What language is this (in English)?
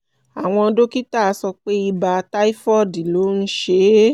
Yoruba